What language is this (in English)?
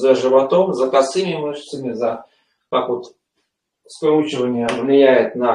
Russian